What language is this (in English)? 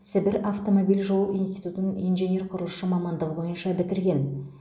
Kazakh